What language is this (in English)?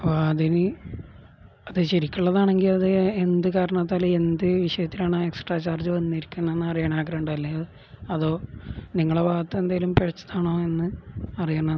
Malayalam